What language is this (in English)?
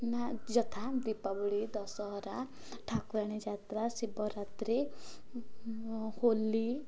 Odia